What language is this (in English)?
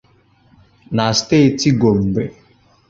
Igbo